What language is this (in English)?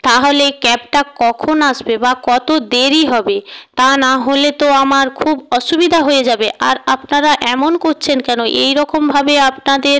Bangla